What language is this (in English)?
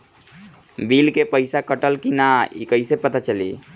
Bhojpuri